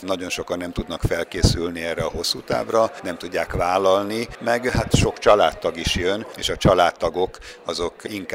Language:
Hungarian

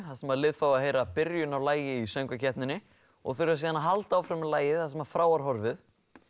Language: Icelandic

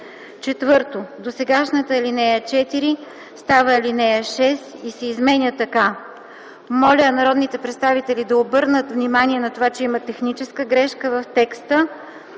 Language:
Bulgarian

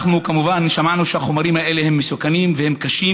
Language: Hebrew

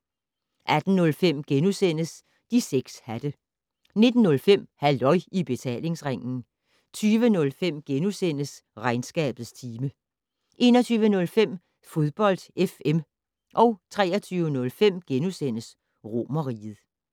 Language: Danish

